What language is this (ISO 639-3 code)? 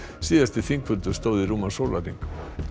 isl